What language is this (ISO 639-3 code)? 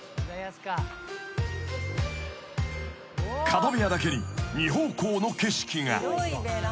jpn